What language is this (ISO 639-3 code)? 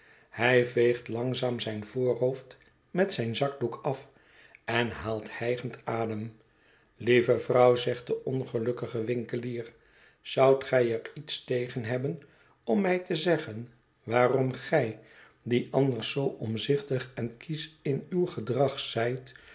nld